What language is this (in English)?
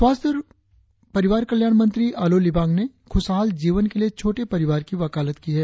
Hindi